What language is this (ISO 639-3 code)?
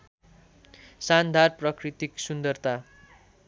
nep